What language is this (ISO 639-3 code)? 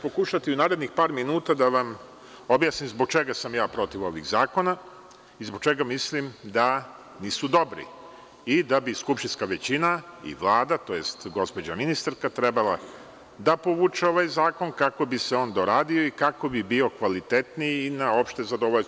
srp